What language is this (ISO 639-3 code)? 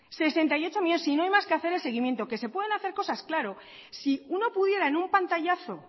spa